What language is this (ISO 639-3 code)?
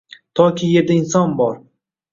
uzb